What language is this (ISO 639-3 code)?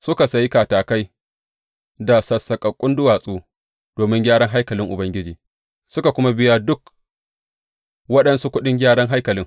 hau